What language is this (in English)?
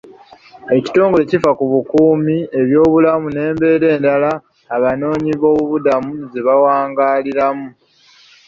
Ganda